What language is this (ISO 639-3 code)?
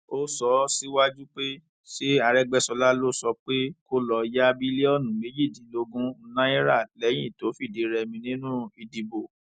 yor